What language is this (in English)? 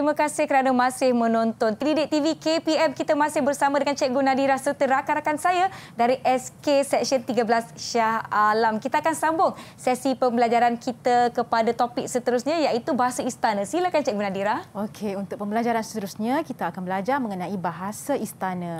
Malay